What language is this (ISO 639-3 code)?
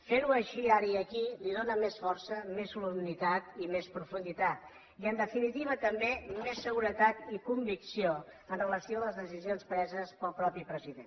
cat